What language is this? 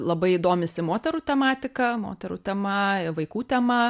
Lithuanian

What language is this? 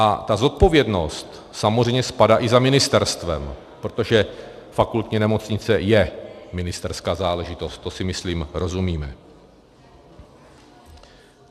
Czech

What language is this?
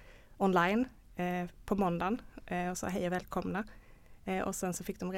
Swedish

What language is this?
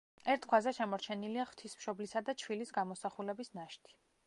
Georgian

